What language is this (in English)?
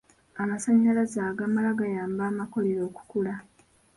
Ganda